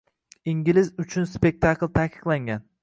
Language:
Uzbek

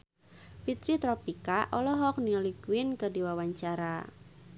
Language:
Sundanese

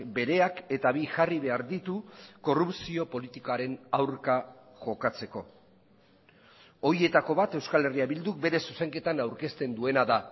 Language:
Basque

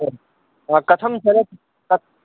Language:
Sanskrit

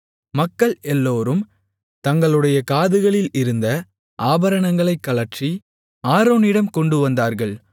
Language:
Tamil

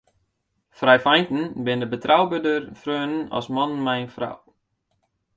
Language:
Western Frisian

